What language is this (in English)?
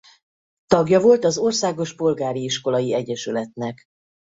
Hungarian